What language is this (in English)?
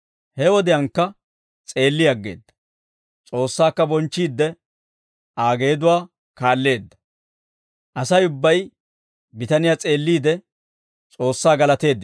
Dawro